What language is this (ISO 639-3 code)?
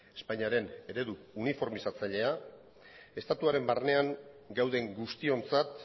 eus